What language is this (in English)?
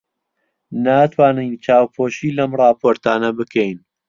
Central Kurdish